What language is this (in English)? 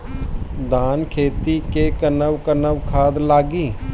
Bhojpuri